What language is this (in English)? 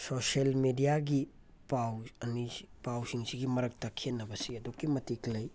Manipuri